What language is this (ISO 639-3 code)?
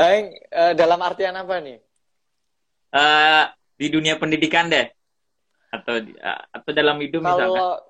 ind